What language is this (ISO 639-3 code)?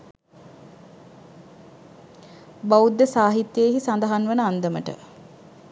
sin